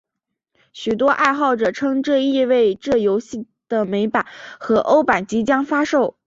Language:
Chinese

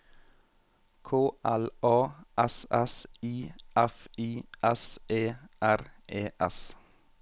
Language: Norwegian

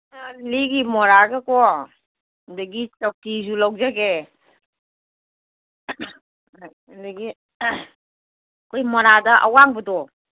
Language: Manipuri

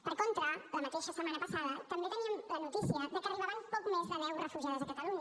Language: Catalan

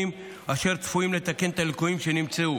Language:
Hebrew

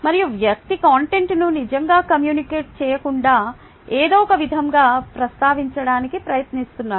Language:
Telugu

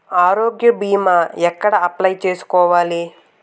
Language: Telugu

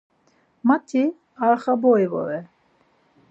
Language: Laz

